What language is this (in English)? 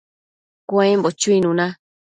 Matsés